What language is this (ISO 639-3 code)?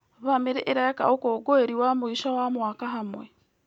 kik